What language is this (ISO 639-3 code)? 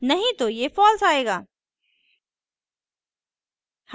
hin